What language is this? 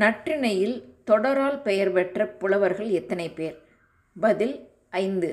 Tamil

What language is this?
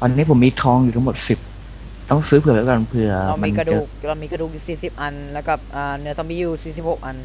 Thai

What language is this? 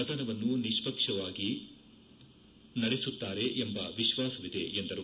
Kannada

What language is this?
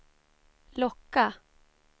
Swedish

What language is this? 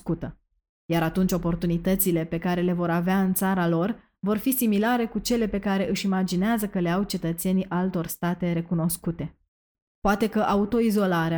Romanian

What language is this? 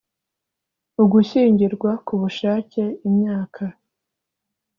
Kinyarwanda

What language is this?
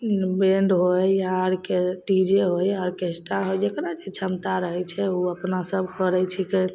Maithili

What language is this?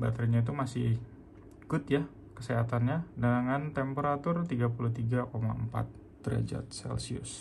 Indonesian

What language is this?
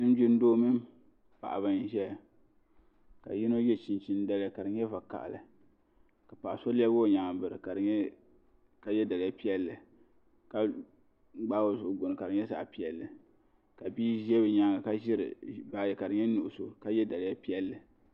Dagbani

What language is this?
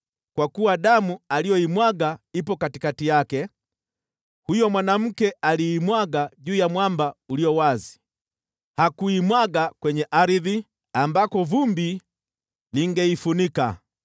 Swahili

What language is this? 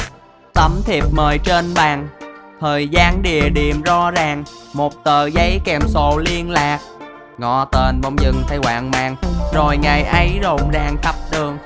Vietnamese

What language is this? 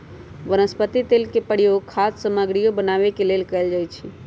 Magahi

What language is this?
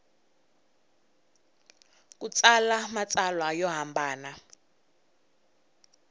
Tsonga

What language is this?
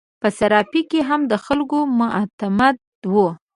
Pashto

